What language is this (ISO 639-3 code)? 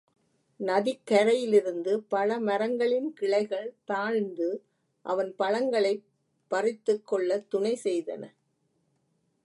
tam